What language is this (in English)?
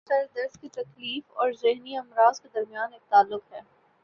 Urdu